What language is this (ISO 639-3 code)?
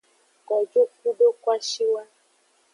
ajg